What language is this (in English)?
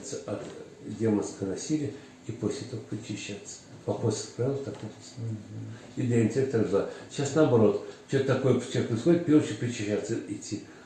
Russian